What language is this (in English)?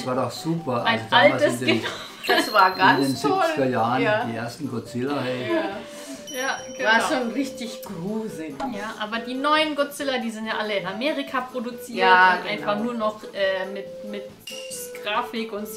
German